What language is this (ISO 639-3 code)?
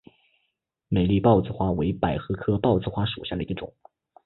zho